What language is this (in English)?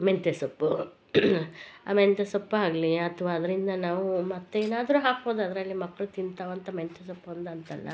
Kannada